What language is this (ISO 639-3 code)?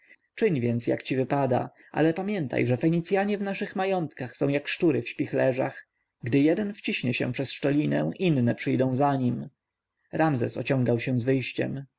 pol